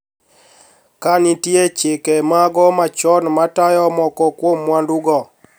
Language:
Luo (Kenya and Tanzania)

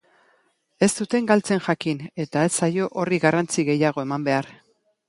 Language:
Basque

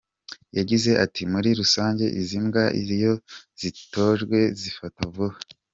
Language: Kinyarwanda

